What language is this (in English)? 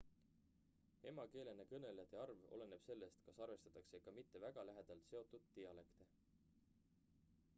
Estonian